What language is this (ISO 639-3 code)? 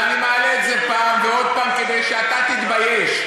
heb